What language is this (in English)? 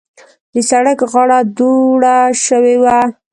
Pashto